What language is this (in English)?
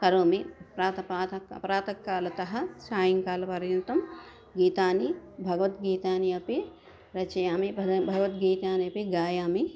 Sanskrit